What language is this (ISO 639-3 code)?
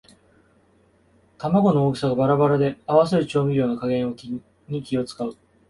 jpn